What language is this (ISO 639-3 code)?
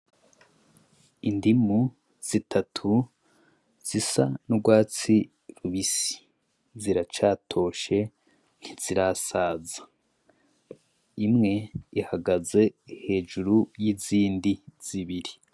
run